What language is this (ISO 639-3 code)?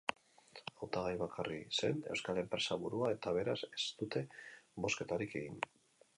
eus